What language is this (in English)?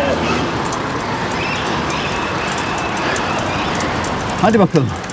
Turkish